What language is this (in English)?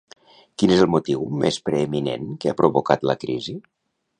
Catalan